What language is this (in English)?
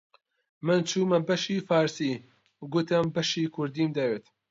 Central Kurdish